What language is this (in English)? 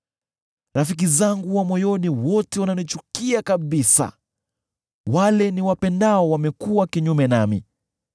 Swahili